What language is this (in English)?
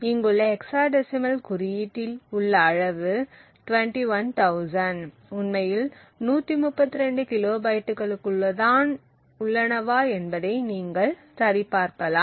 Tamil